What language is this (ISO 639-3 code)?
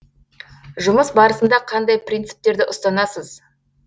kaz